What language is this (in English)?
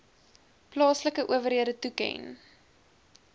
Afrikaans